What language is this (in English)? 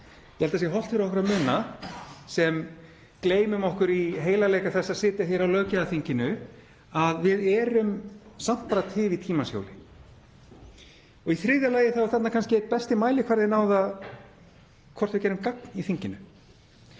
Icelandic